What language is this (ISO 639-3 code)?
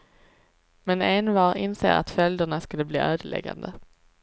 swe